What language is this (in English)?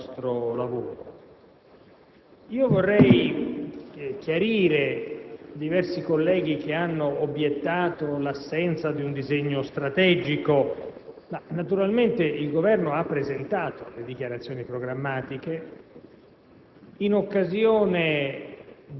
Italian